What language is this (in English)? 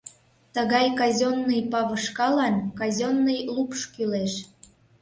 Mari